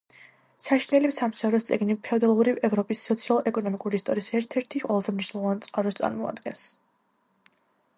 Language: Georgian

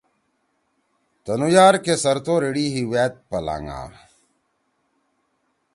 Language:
Torwali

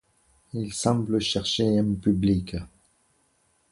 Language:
French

